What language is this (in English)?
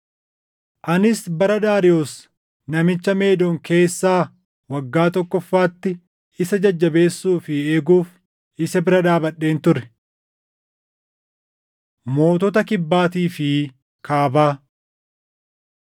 Oromo